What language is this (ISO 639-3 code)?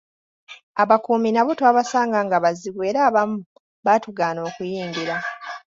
lug